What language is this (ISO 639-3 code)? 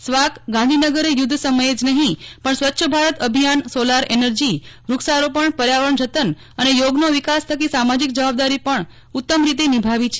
guj